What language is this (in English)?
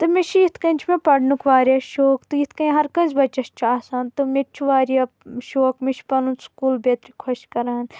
Kashmiri